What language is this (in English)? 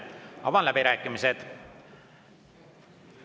Estonian